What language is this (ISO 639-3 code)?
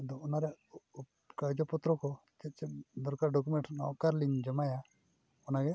sat